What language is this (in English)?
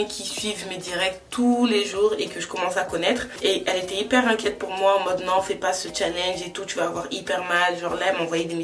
French